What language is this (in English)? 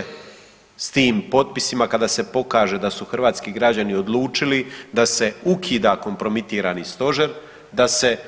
Croatian